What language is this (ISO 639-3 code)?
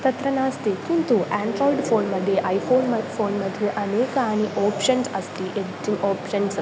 san